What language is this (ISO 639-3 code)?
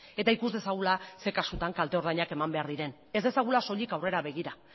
eus